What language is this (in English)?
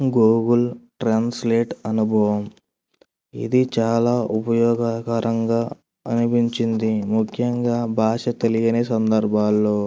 Telugu